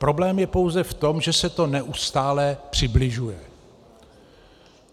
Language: Czech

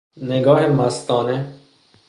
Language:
Persian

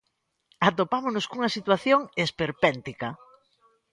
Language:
Galician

